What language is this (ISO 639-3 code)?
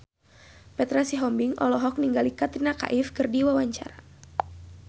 sun